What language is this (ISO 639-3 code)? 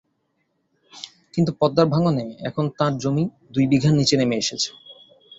ben